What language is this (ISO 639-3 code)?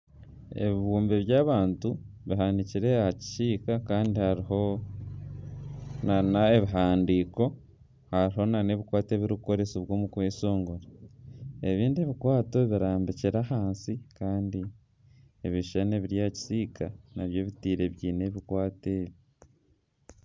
nyn